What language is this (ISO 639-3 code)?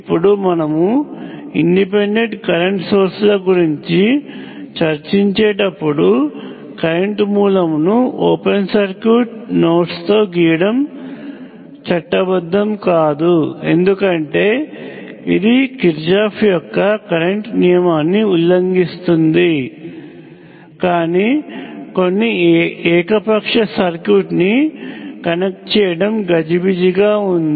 tel